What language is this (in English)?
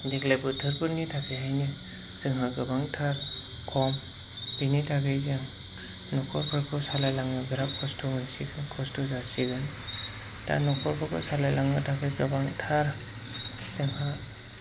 Bodo